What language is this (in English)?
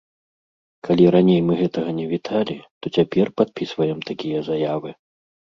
Belarusian